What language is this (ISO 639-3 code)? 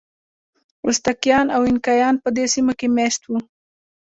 pus